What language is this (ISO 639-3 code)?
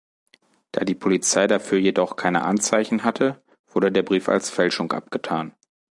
deu